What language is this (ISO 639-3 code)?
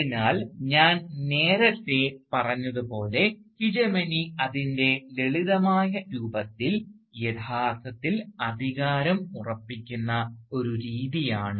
mal